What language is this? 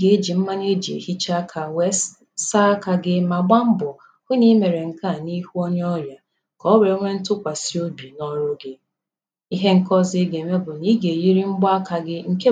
Igbo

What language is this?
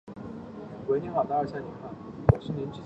Chinese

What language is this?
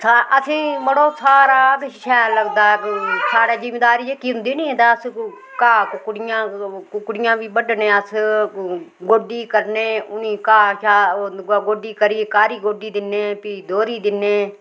Dogri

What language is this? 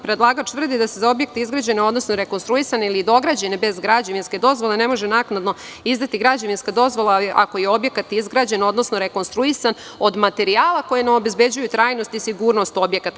Serbian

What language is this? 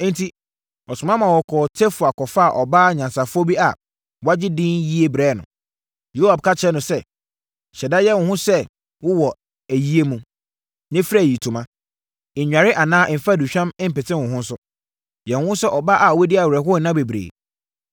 Akan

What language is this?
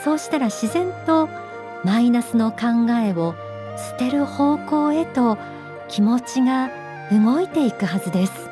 Japanese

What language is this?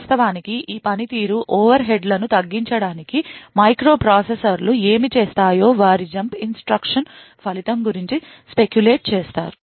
Telugu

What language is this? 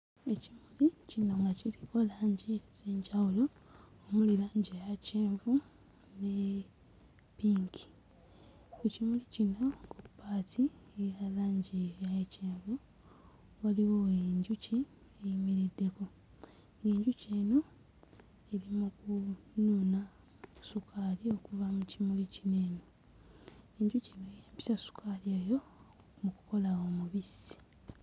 Ganda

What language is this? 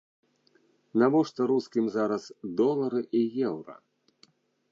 Belarusian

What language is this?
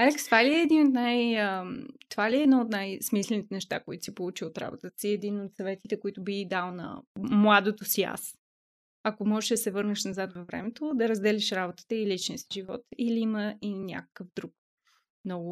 Bulgarian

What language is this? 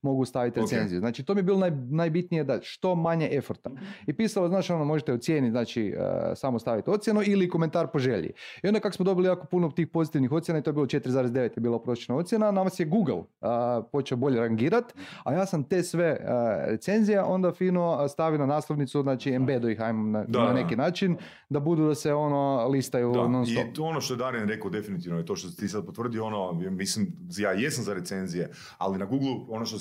Croatian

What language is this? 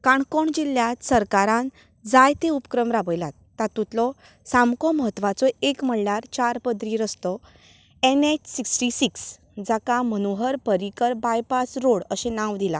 Konkani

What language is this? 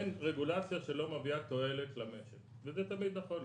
Hebrew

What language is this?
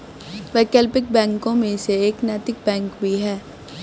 Hindi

